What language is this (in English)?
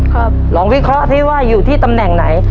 Thai